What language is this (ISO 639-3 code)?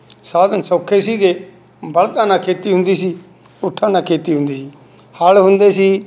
pan